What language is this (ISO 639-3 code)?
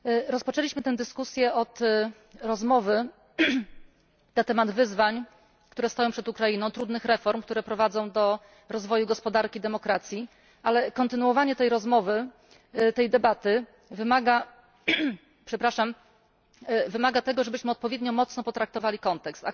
pol